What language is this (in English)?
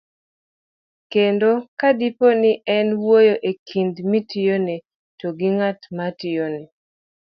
Luo (Kenya and Tanzania)